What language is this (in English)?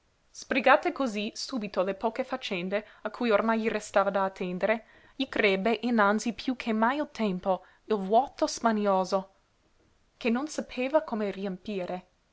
Italian